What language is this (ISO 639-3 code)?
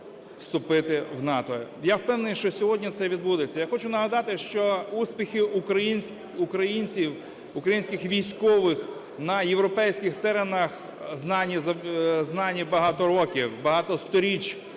ukr